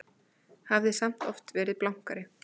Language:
Icelandic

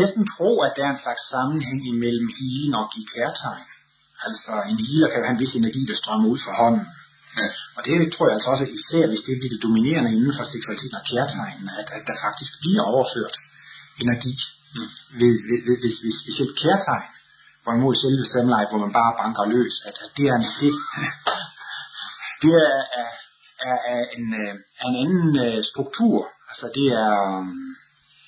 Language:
Danish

